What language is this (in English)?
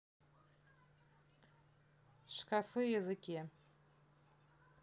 Russian